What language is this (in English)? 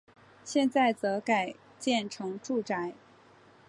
Chinese